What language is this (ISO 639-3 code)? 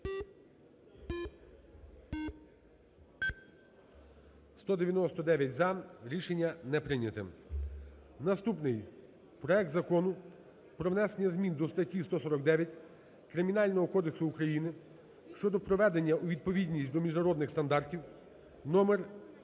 ukr